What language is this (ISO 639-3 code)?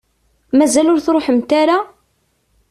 kab